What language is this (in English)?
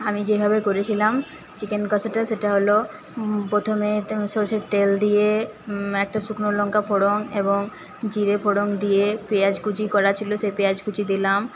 Bangla